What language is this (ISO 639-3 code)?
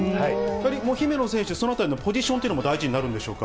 jpn